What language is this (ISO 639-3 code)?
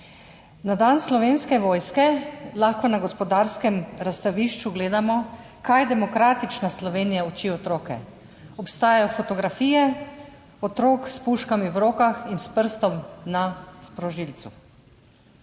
slv